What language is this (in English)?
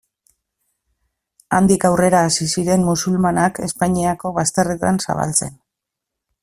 Basque